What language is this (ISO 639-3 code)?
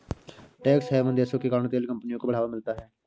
hin